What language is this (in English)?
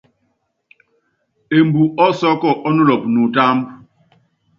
Yangben